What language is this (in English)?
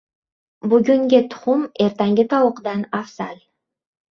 Uzbek